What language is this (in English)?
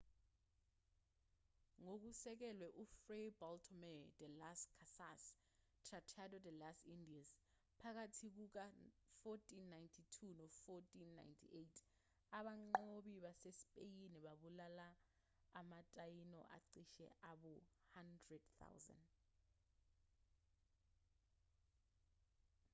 Zulu